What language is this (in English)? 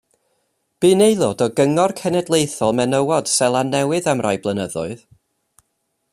Welsh